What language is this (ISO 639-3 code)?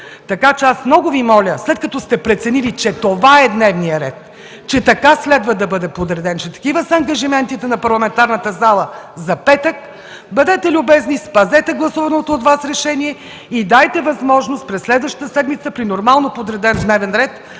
bul